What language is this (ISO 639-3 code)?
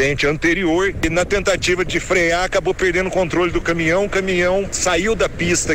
por